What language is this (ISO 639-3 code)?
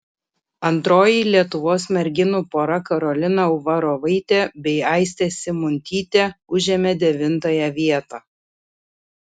lit